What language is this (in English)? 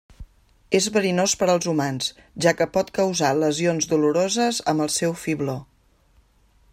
Catalan